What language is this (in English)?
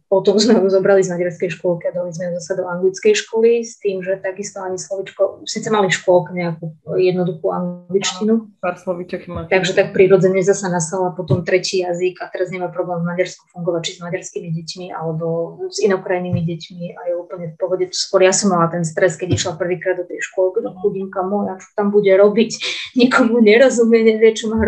Slovak